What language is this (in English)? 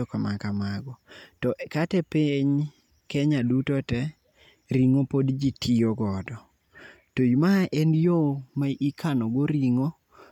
Luo (Kenya and Tanzania)